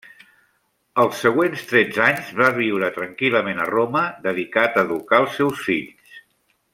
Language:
Catalan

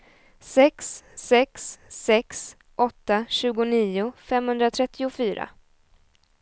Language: Swedish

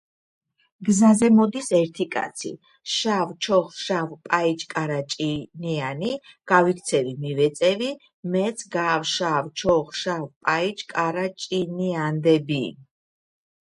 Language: Georgian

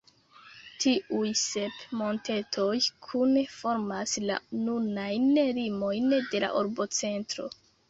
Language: Esperanto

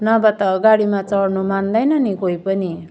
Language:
Nepali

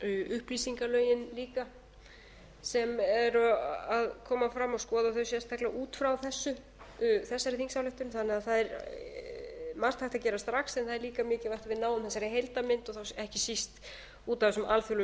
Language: Icelandic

